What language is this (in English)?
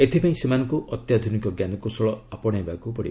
Odia